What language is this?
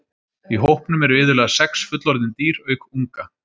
Icelandic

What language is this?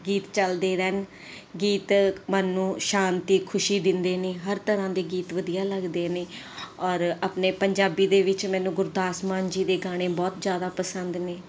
Punjabi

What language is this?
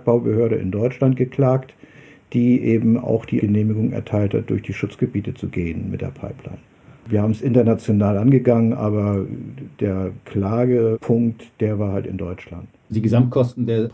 German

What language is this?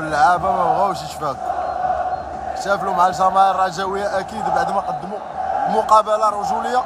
Arabic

